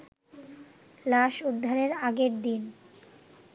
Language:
Bangla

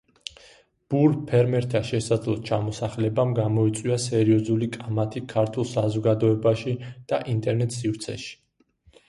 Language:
Georgian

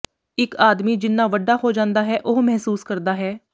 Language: Punjabi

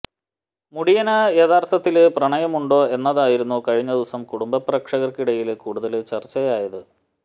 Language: Malayalam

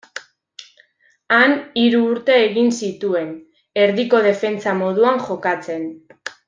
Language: Basque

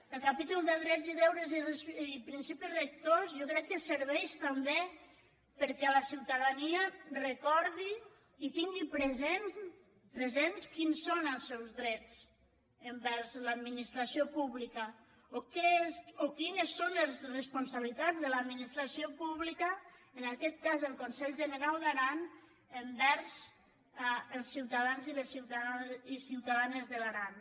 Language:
Catalan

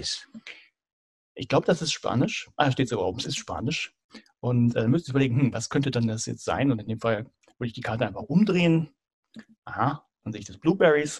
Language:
German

